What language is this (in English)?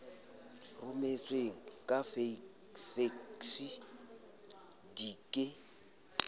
Southern Sotho